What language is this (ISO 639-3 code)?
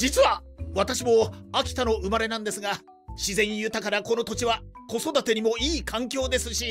jpn